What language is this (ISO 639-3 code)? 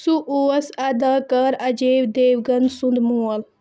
kas